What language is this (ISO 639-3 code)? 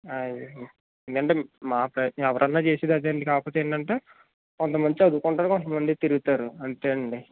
tel